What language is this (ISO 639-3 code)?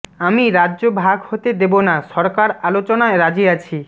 ben